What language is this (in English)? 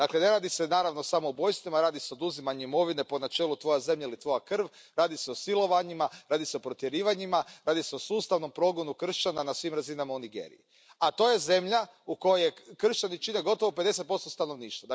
Croatian